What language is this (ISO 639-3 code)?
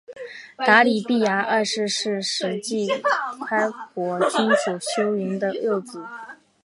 zho